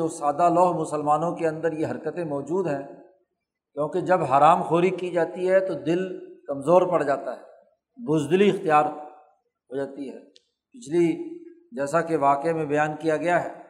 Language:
Urdu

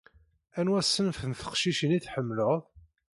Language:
Kabyle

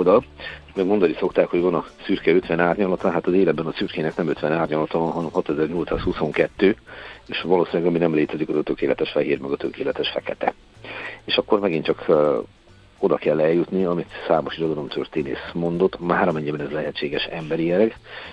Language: Hungarian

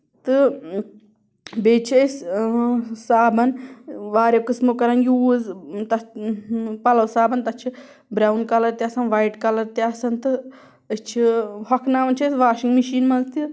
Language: Kashmiri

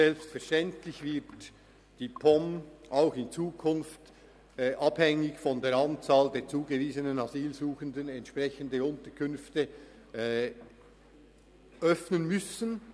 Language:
Swiss German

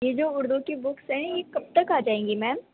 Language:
Urdu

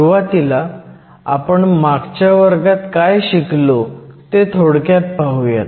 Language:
Marathi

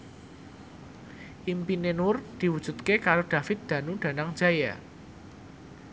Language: Javanese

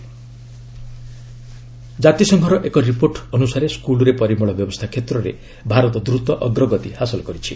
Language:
Odia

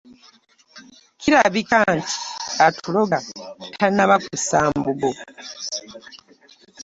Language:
Ganda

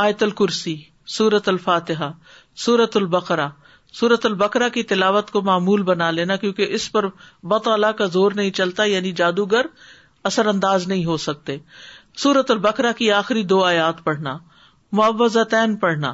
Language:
Urdu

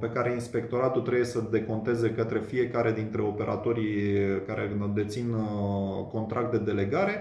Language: Romanian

